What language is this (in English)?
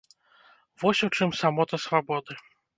Belarusian